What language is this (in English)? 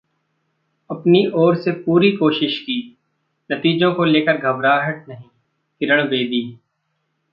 Hindi